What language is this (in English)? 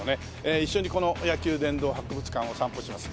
Japanese